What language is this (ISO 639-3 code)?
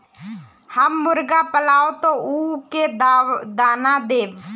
mag